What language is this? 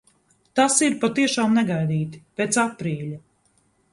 Latvian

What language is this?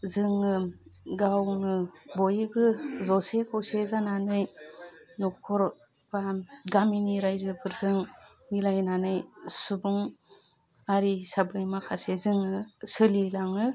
Bodo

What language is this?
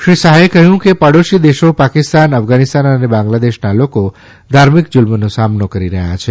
Gujarati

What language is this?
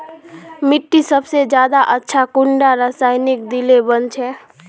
Magahi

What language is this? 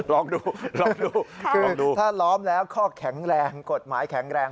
Thai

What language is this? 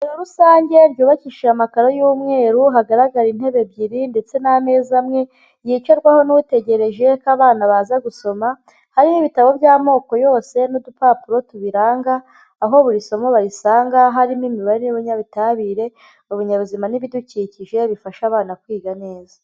Kinyarwanda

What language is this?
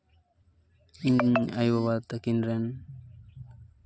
Santali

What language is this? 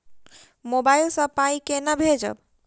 Maithili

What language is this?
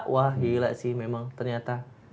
Indonesian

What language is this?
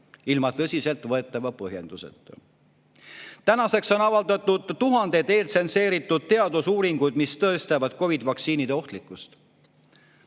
Estonian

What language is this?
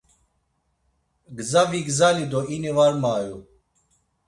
Laz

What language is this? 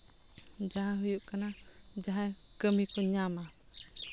Santali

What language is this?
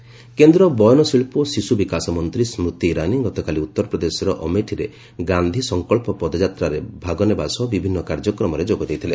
Odia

